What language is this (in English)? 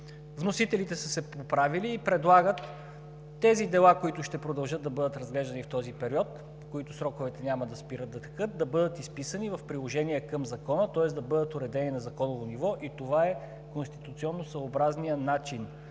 Bulgarian